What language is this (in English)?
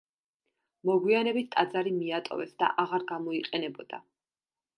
Georgian